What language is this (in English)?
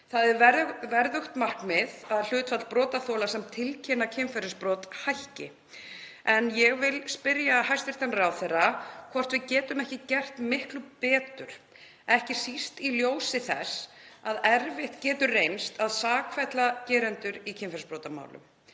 Icelandic